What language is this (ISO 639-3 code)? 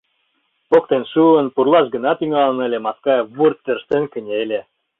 chm